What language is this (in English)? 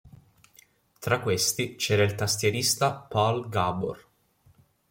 Italian